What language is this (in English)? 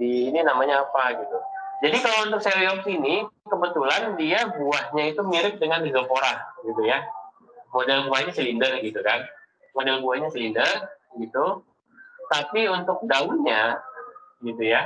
Indonesian